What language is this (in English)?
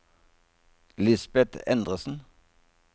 Norwegian